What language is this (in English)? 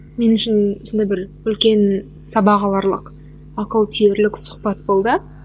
Kazakh